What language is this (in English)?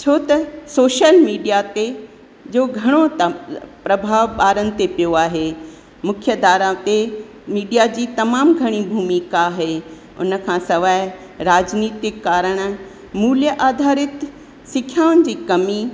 Sindhi